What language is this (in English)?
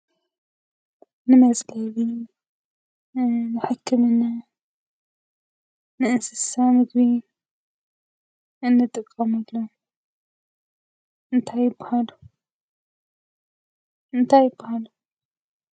Tigrinya